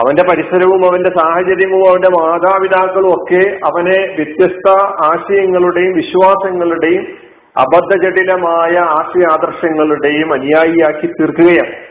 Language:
Malayalam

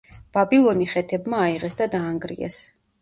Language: Georgian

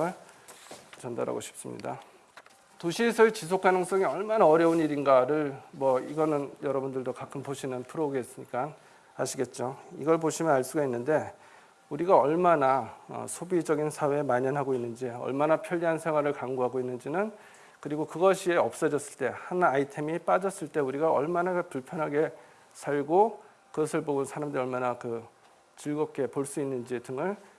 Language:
Korean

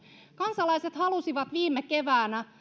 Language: Finnish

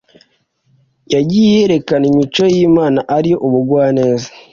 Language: Kinyarwanda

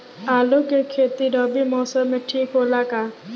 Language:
Bhojpuri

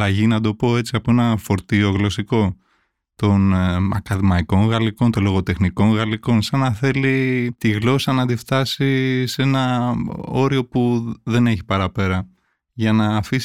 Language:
Greek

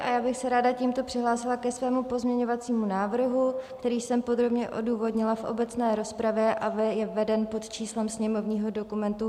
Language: Czech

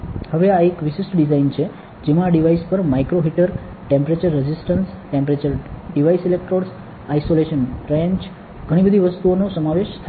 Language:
Gujarati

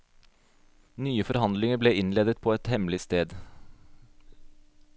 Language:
Norwegian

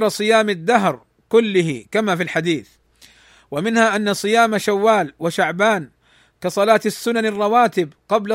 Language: Arabic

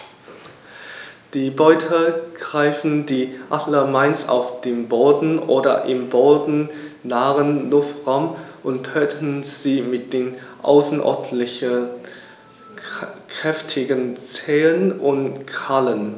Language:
German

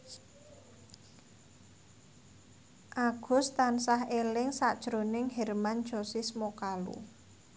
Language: Javanese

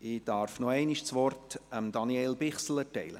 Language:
Swiss German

